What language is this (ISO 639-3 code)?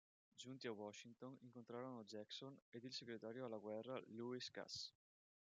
ita